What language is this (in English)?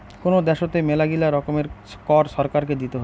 Bangla